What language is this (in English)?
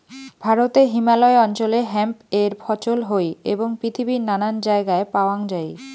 Bangla